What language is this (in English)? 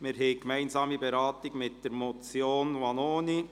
Swiss German